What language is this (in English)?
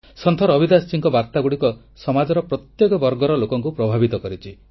Odia